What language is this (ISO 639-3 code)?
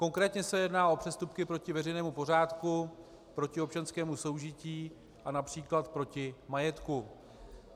ces